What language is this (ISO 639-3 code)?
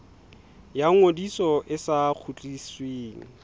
sot